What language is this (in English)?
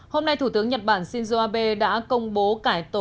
Vietnamese